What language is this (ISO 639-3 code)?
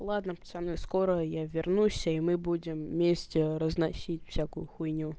rus